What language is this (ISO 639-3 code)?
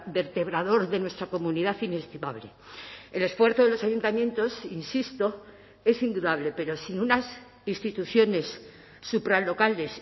spa